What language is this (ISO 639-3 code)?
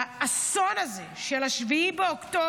heb